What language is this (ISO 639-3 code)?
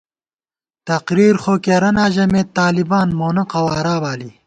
gwt